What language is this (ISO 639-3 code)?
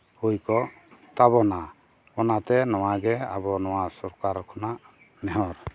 sat